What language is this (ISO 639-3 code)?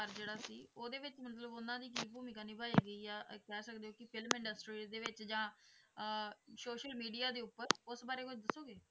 pan